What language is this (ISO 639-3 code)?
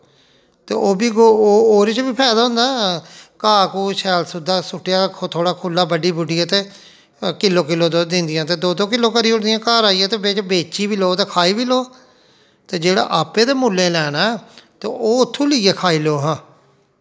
doi